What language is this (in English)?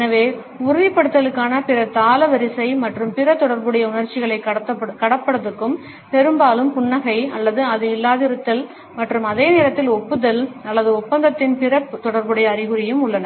Tamil